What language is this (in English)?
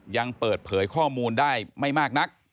Thai